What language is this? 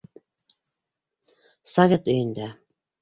Bashkir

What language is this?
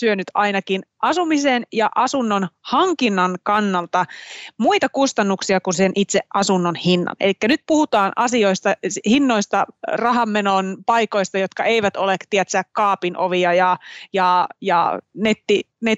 Finnish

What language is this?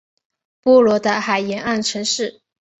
Chinese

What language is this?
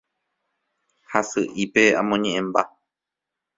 Guarani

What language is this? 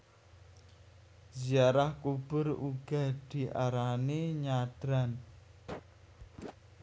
Javanese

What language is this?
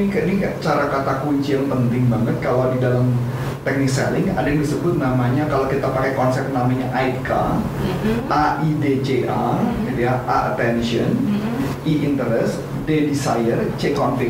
Indonesian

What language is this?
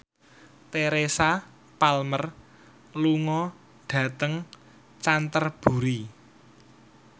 Javanese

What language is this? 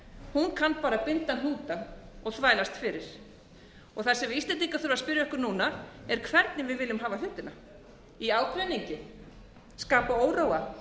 Icelandic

